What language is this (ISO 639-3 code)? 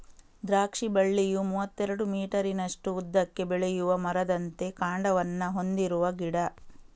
kan